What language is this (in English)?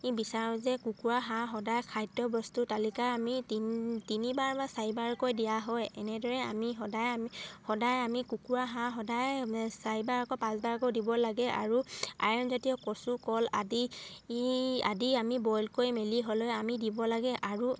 Assamese